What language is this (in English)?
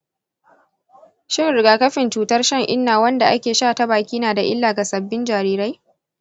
Hausa